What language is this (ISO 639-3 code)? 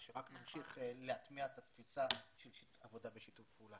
heb